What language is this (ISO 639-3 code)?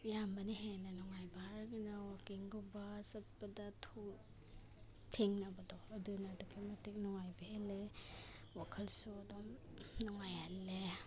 mni